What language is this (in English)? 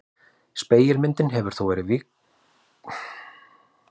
Icelandic